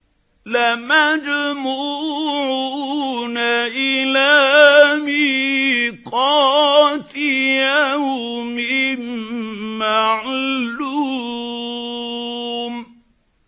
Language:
Arabic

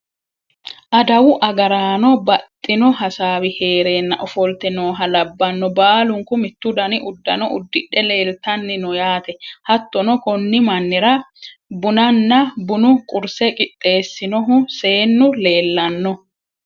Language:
Sidamo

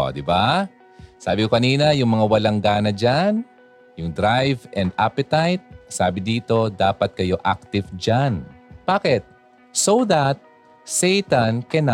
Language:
Filipino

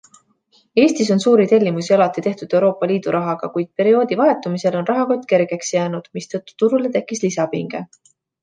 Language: Estonian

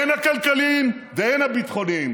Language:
Hebrew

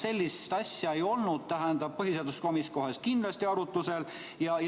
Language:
Estonian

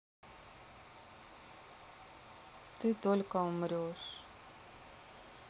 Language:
Russian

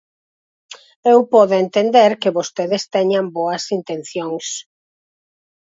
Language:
Galician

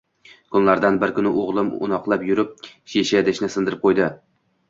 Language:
Uzbek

